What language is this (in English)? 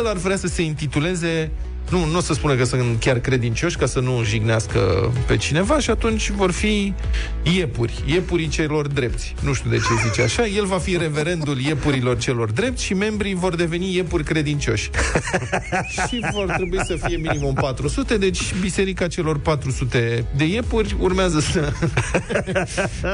Romanian